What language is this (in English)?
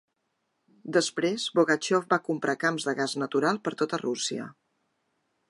Catalan